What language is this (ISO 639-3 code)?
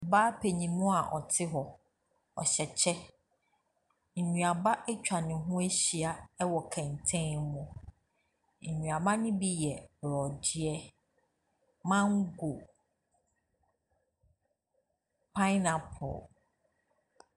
aka